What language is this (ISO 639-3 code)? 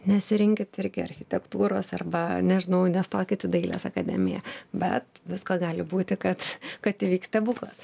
lit